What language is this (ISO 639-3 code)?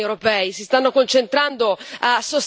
ita